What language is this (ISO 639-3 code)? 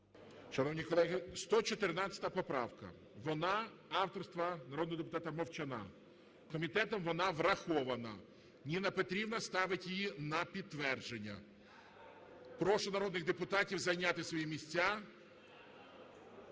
ukr